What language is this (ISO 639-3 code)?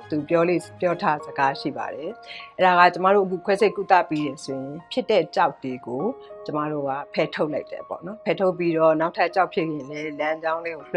kor